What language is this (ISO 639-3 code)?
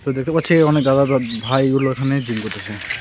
ben